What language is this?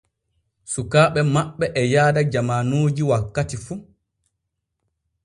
Borgu Fulfulde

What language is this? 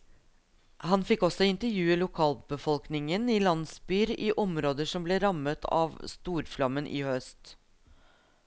Norwegian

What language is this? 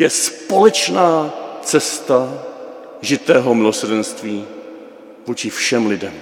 Czech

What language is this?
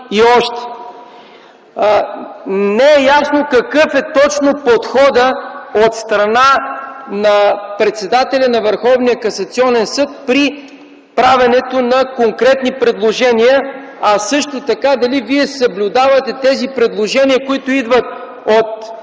Bulgarian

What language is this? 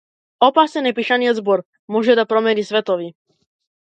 Macedonian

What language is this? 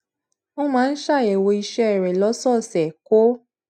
Yoruba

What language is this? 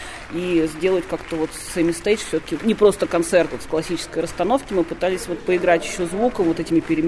Russian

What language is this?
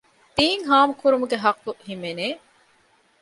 Divehi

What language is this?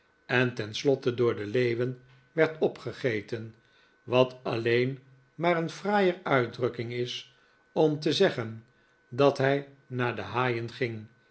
Dutch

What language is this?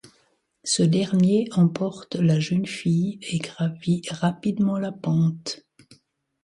French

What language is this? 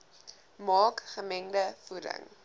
Afrikaans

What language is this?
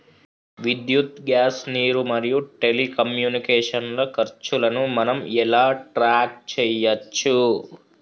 Telugu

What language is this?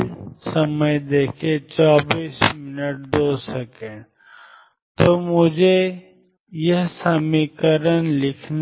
Hindi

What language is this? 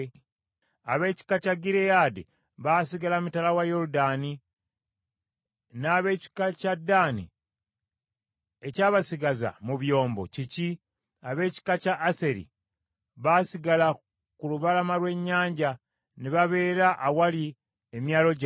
Ganda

